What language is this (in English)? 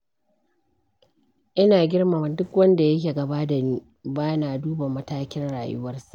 Hausa